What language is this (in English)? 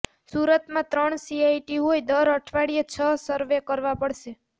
Gujarati